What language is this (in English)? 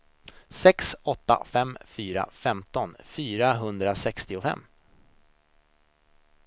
Swedish